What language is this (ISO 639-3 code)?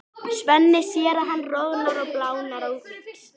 isl